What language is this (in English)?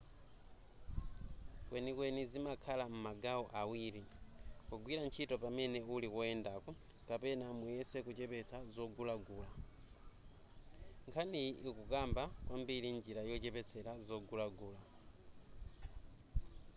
Nyanja